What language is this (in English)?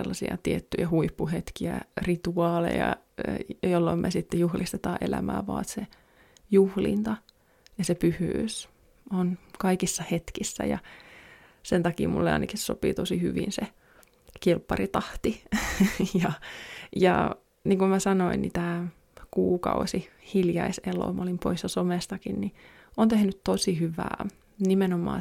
Finnish